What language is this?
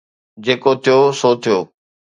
Sindhi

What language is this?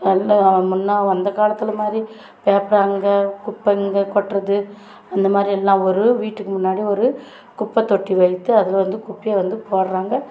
Tamil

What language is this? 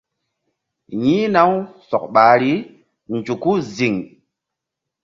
Mbum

